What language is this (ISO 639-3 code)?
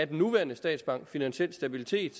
dan